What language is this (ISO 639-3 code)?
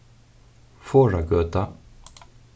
fao